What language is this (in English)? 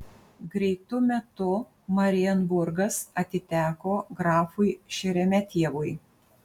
Lithuanian